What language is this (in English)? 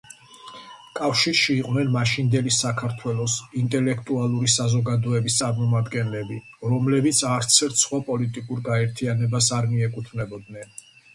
Georgian